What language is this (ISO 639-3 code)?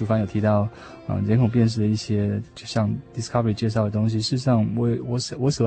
zho